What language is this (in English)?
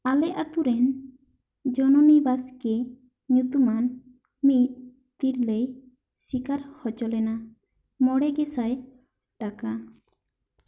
Santali